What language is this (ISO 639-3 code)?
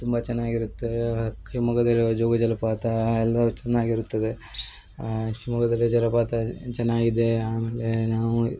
kan